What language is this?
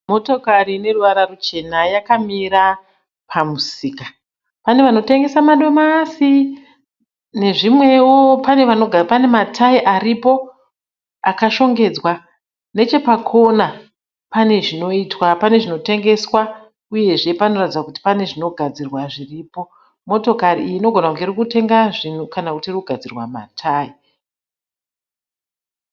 Shona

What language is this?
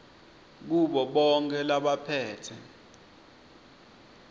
Swati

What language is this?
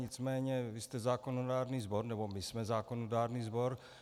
Czech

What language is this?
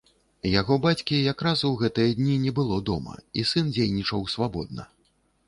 Belarusian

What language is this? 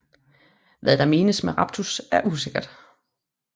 Danish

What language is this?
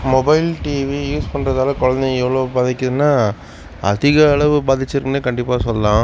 Tamil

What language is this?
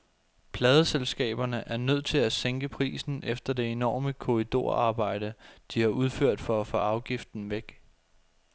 Danish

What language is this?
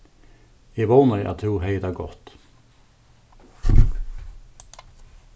Faroese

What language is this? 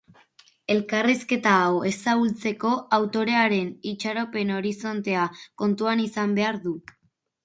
Basque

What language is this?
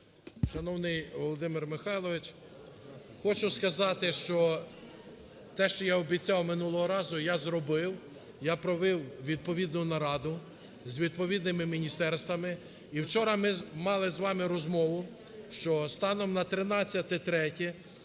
Ukrainian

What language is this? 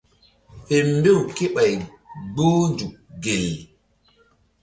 Mbum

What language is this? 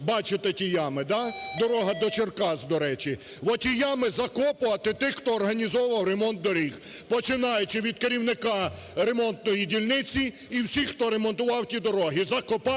Ukrainian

